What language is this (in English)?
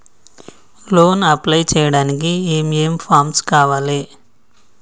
Telugu